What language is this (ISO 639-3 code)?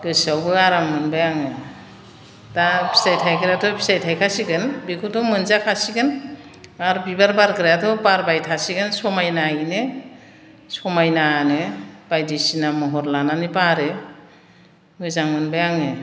brx